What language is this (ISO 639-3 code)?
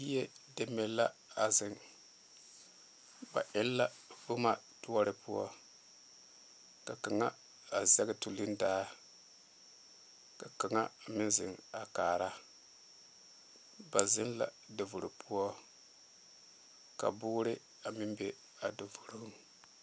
dga